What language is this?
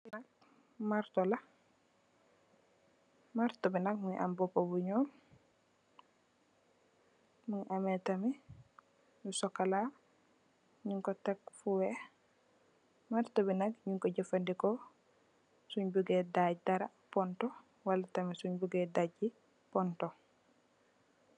Wolof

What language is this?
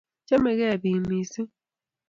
Kalenjin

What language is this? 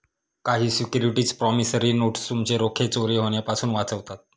Marathi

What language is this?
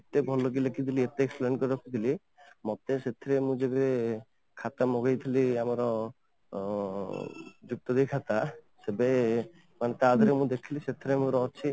Odia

